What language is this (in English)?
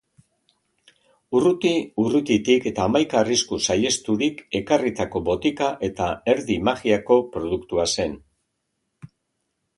Basque